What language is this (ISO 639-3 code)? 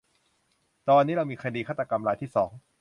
tha